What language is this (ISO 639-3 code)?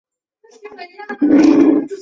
zho